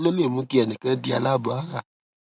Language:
Yoruba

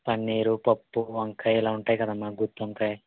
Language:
Telugu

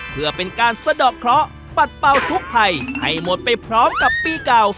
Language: Thai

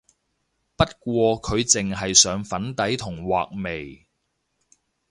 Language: Cantonese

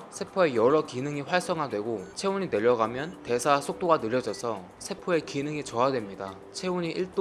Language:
Korean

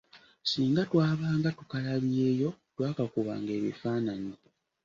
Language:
Ganda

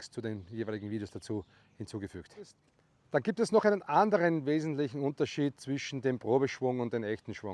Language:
German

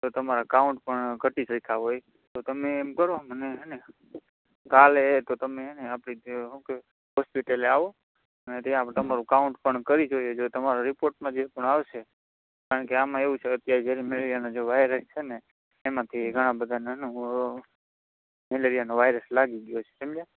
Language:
Gujarati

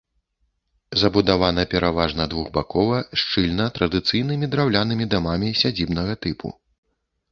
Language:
Belarusian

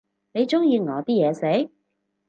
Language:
Cantonese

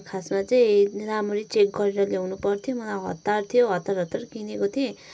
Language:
Nepali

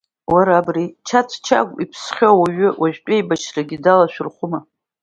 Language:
Abkhazian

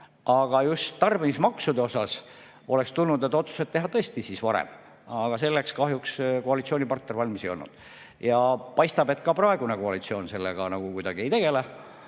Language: Estonian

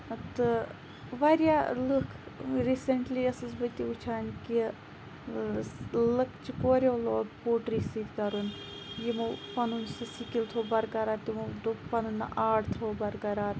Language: Kashmiri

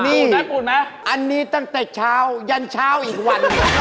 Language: Thai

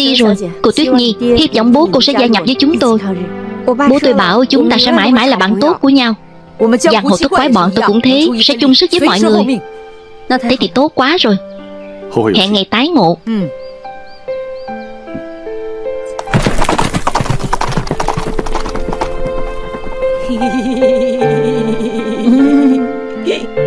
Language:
Vietnamese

